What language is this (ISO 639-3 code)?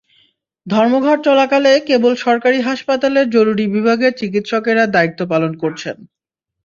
ben